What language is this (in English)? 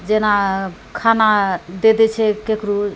Maithili